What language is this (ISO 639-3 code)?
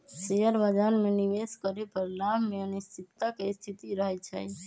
mag